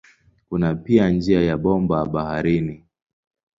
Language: Swahili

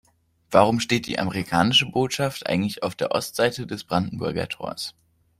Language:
German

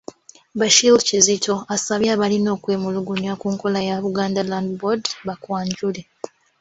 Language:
Ganda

